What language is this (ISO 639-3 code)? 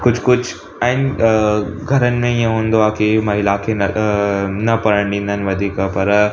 snd